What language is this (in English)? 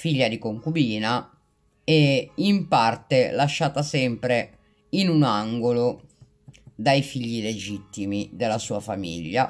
Italian